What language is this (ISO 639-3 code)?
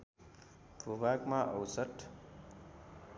nep